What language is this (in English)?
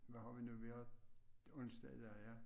Danish